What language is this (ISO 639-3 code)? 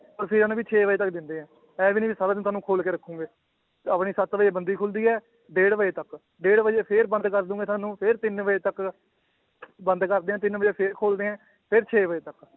pan